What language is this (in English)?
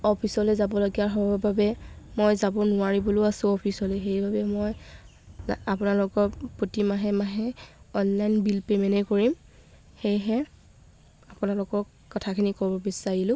Assamese